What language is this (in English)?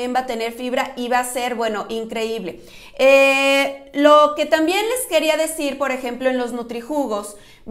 Spanish